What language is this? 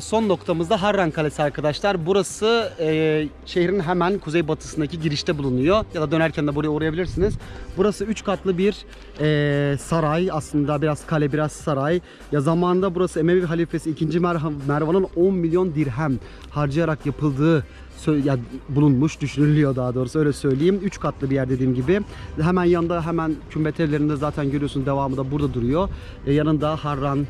Turkish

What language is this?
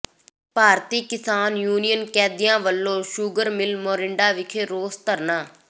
Punjabi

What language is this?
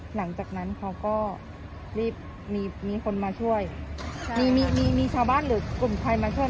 Thai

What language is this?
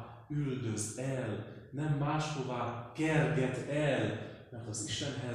Hungarian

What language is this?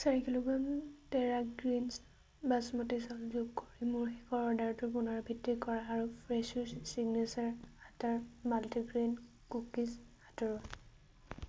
Assamese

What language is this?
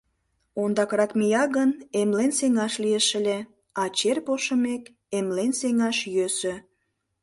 Mari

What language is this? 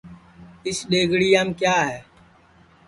Sansi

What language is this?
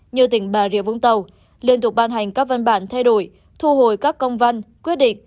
Vietnamese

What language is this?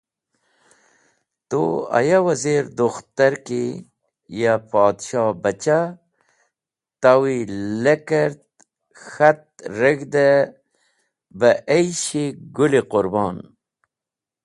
Wakhi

